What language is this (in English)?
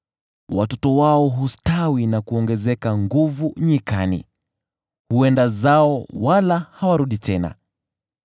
Swahili